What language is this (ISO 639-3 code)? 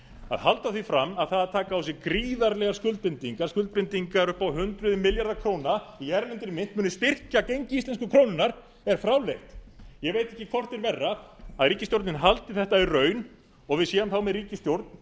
isl